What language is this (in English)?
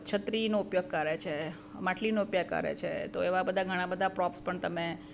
Gujarati